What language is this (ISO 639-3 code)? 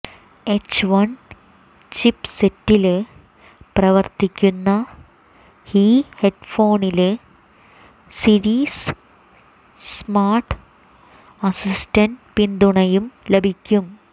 mal